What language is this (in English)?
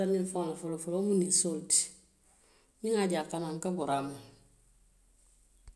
Western Maninkakan